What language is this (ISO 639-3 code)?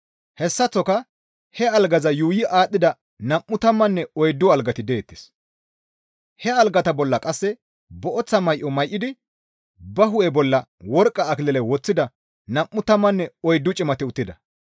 gmv